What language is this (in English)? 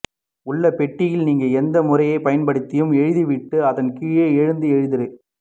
Tamil